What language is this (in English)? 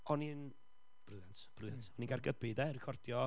Welsh